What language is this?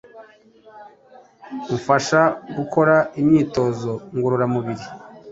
Kinyarwanda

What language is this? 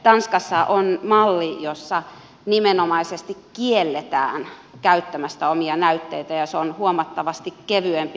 Finnish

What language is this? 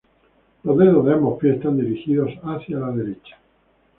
Spanish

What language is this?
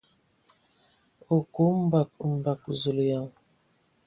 Ewondo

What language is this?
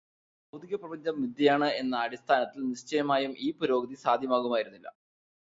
Malayalam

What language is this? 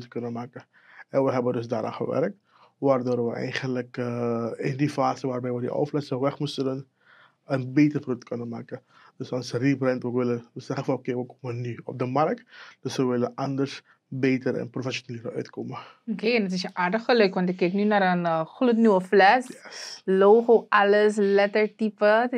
Dutch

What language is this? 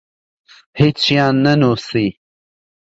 Central Kurdish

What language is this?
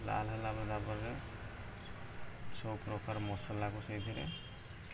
Odia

